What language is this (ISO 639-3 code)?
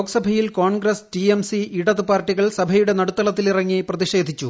mal